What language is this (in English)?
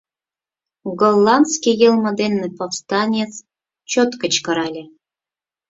Mari